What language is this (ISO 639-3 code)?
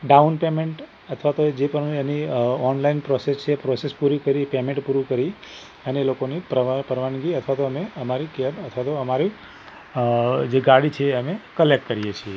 guj